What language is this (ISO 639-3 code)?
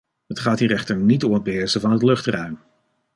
nld